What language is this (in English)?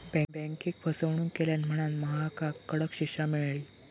Marathi